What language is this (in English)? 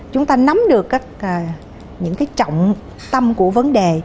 Vietnamese